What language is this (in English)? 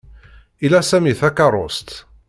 Kabyle